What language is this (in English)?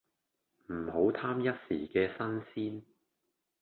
Cantonese